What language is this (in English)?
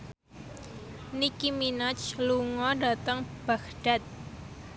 Javanese